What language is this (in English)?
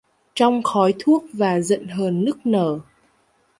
Vietnamese